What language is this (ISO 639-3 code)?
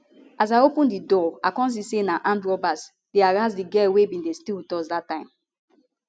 pcm